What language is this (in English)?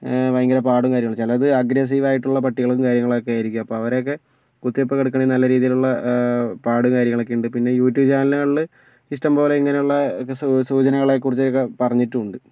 Malayalam